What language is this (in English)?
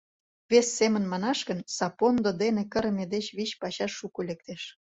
Mari